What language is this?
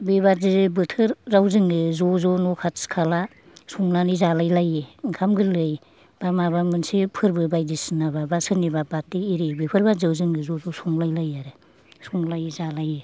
Bodo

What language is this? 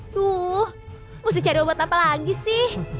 Indonesian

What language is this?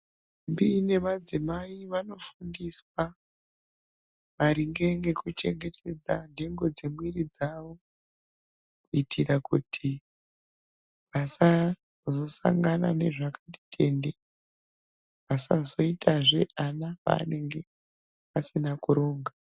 Ndau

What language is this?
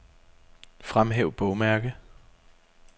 Danish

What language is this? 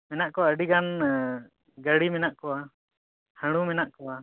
Santali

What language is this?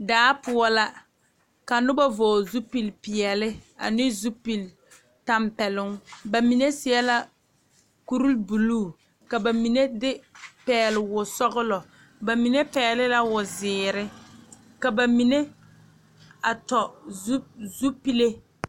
Southern Dagaare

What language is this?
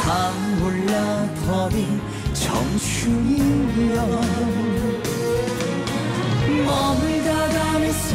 Korean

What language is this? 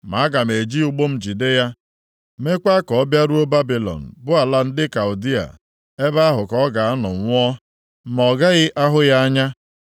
Igbo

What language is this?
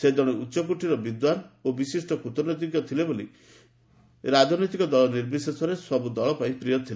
Odia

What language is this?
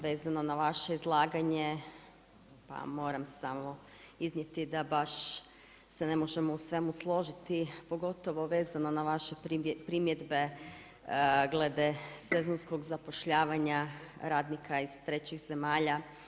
Croatian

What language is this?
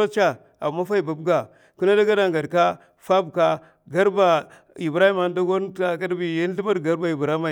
Mafa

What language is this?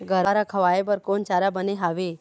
Chhattisgarhi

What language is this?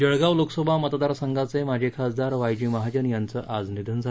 Marathi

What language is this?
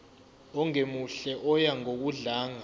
Zulu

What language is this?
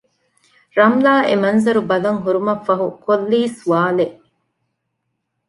Divehi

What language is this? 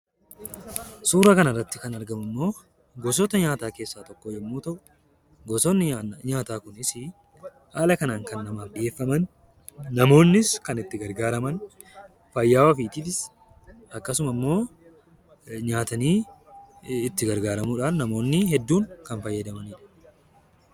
Oromo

